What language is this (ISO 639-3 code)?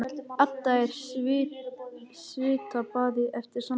isl